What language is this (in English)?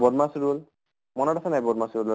Assamese